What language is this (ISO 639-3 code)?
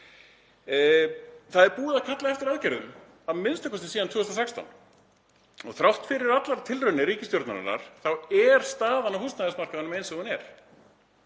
isl